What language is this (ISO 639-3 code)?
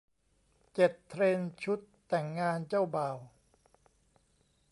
tha